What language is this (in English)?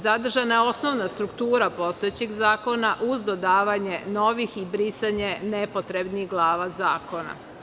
Serbian